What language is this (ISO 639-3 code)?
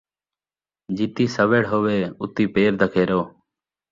skr